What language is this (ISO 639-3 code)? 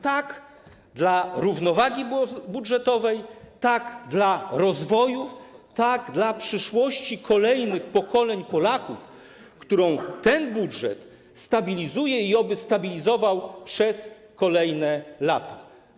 pol